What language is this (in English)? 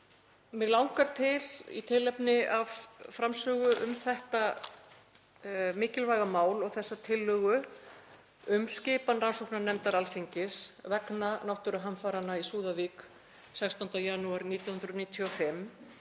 Icelandic